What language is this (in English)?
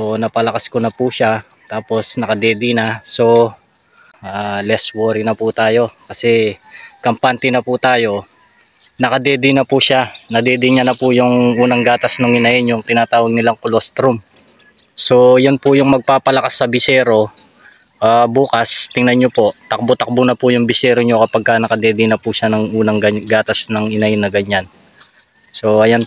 Filipino